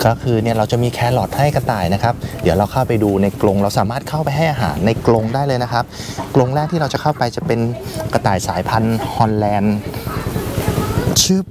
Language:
Thai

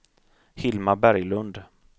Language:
Swedish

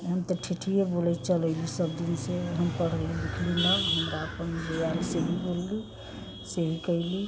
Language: Maithili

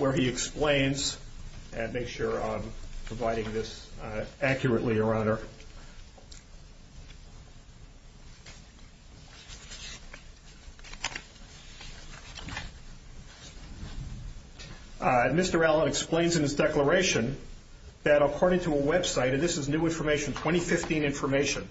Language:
English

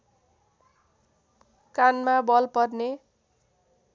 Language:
Nepali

